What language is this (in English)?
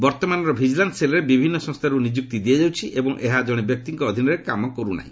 Odia